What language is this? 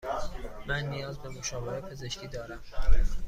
Persian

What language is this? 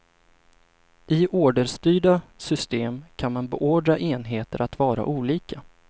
Swedish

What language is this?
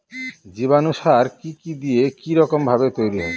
Bangla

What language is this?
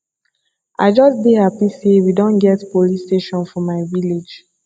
Nigerian Pidgin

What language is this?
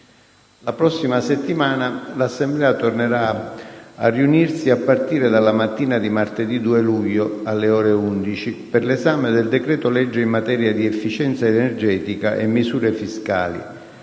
Italian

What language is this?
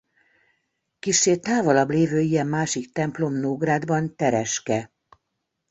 Hungarian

